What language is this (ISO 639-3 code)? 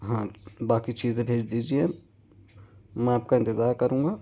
urd